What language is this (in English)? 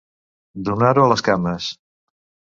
Catalan